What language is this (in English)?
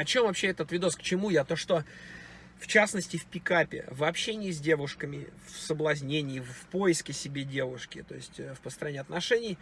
Russian